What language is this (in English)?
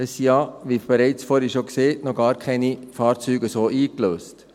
Swiss German